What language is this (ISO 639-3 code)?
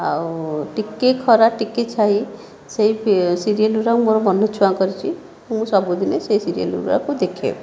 ori